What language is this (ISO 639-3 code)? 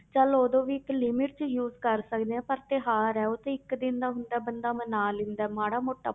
pan